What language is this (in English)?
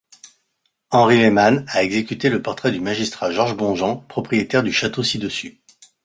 French